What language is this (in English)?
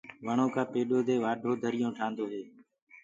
Gurgula